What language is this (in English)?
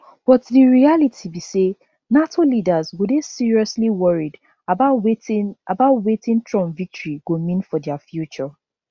Nigerian Pidgin